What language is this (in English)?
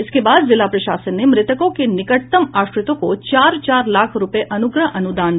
Hindi